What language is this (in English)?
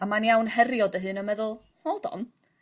Welsh